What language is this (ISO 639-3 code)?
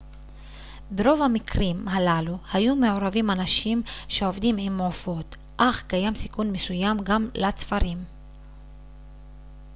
heb